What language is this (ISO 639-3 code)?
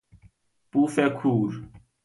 fas